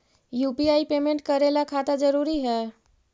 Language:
Magahi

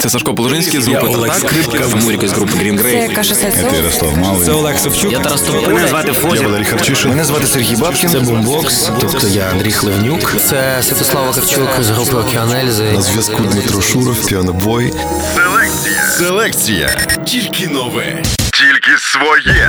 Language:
Ukrainian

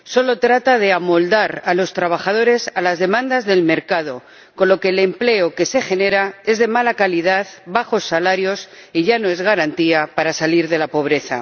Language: Spanish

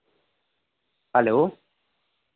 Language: Dogri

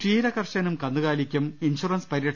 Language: Malayalam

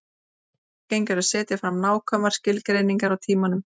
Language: Icelandic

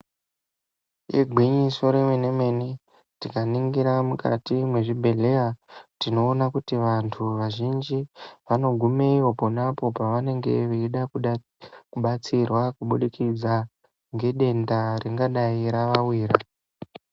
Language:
Ndau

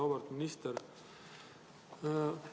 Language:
Estonian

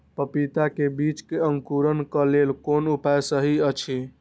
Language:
Maithili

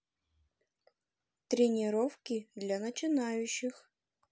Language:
Russian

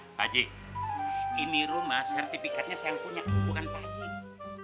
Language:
Indonesian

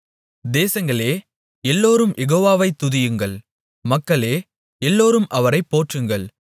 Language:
Tamil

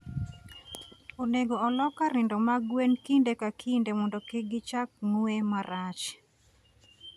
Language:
Luo (Kenya and Tanzania)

